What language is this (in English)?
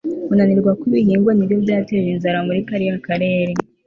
Kinyarwanda